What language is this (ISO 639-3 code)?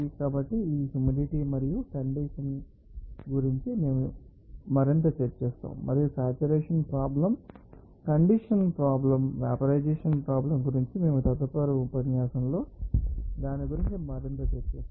tel